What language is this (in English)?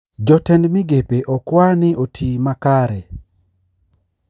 Luo (Kenya and Tanzania)